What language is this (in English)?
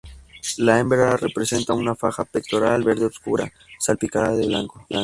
Spanish